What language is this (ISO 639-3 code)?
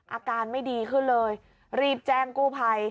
tha